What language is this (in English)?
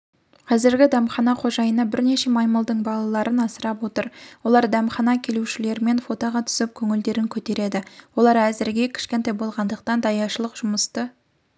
Kazakh